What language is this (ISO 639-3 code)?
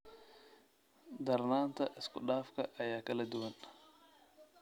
som